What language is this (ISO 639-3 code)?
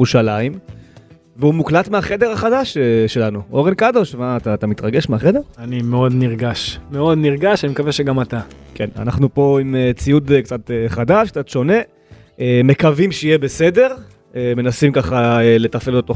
heb